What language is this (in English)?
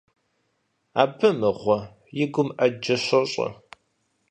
Kabardian